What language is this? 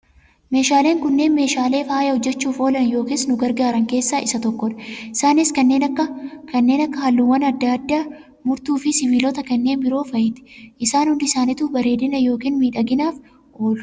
Oromo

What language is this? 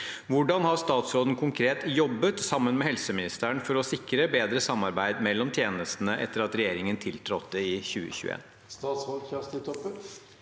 Norwegian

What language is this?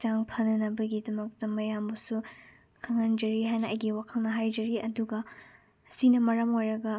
Manipuri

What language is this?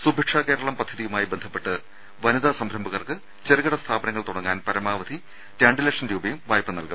Malayalam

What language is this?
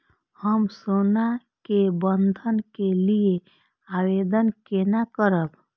Maithili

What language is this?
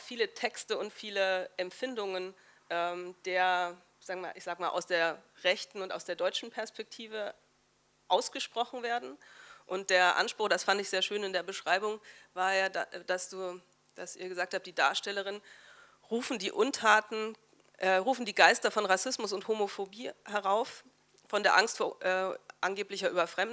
German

